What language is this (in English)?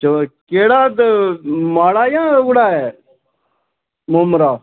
Dogri